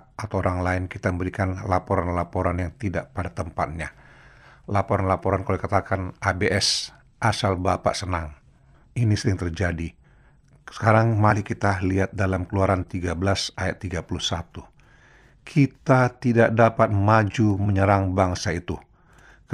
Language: Indonesian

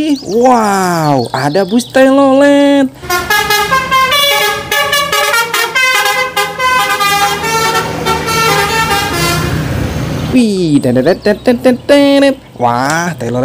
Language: Indonesian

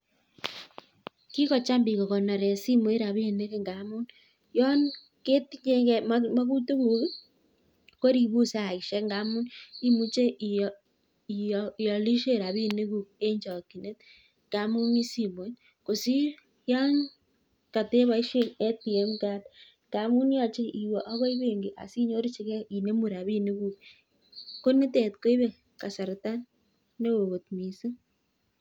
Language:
Kalenjin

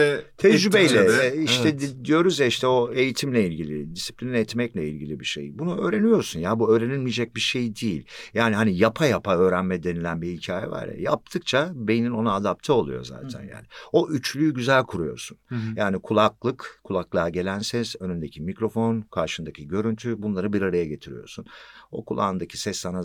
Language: Turkish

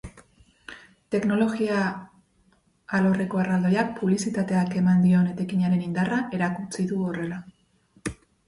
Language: Basque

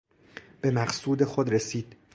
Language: Persian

